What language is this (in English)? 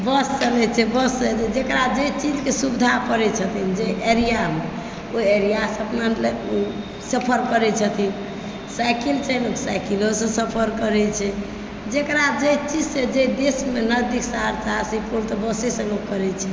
Maithili